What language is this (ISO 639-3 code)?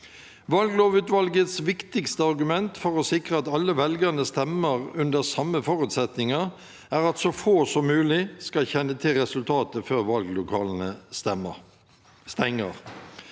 nor